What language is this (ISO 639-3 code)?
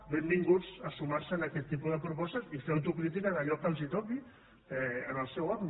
cat